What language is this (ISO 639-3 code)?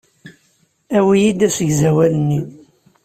kab